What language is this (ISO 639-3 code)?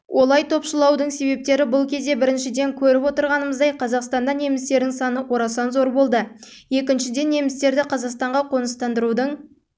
kaz